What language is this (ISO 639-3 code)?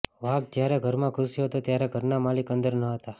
guj